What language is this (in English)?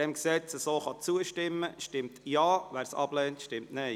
Swiss German